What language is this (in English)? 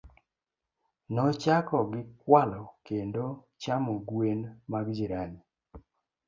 Luo (Kenya and Tanzania)